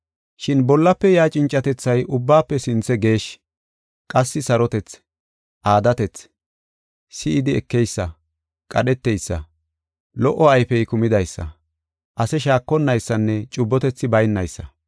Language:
Gofa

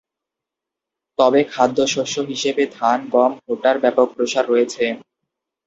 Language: Bangla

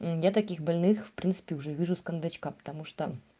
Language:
Russian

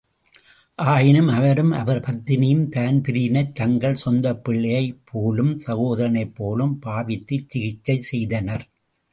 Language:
Tamil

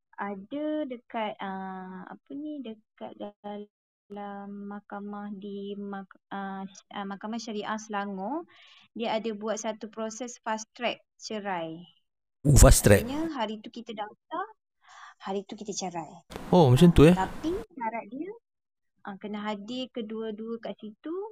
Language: Malay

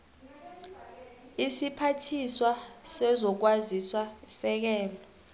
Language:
South Ndebele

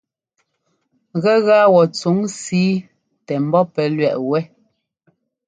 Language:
Ngomba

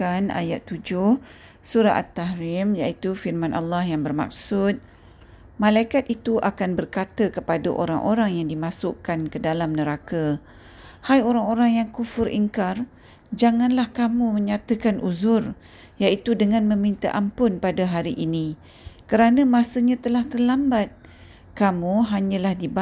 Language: Malay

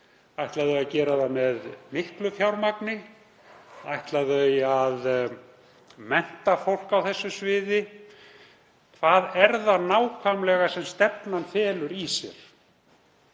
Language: Icelandic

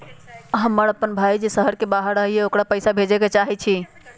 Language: Magahi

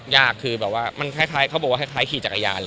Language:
Thai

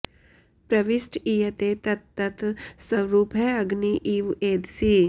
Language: Sanskrit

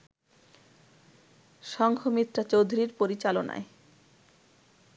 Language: Bangla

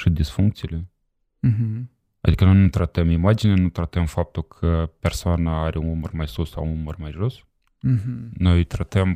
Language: Romanian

